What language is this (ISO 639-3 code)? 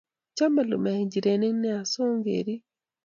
kln